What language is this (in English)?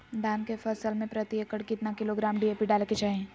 Magahi